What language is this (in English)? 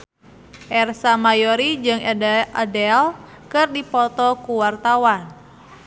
Sundanese